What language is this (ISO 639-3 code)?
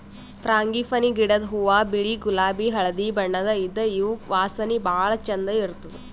kan